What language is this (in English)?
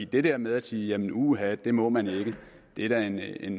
Danish